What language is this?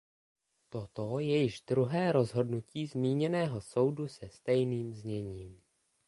Czech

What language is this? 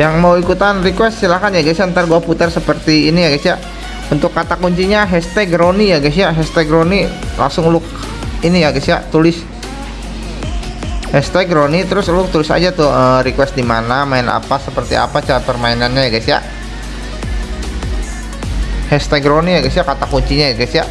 Indonesian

